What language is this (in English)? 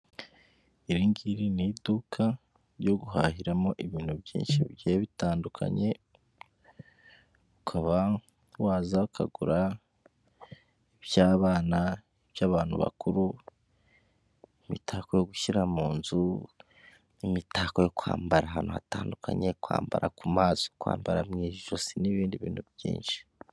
Kinyarwanda